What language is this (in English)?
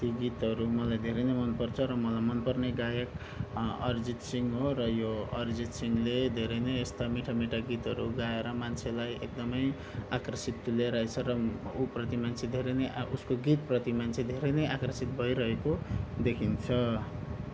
Nepali